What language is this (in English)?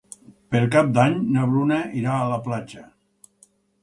Catalan